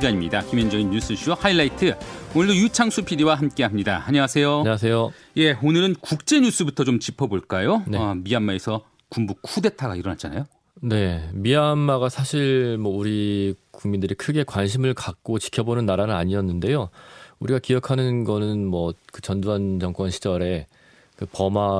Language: Korean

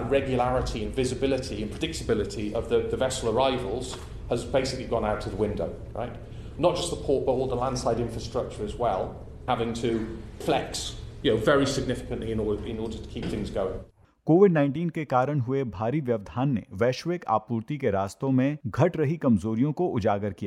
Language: Hindi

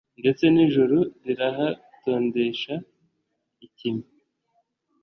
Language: Kinyarwanda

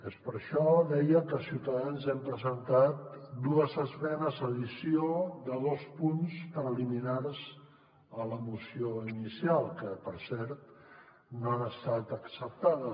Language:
Catalan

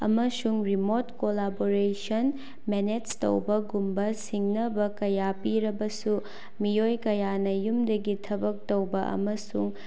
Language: Manipuri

